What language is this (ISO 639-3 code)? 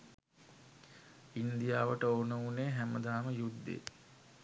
sin